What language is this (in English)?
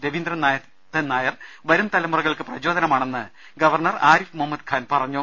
Malayalam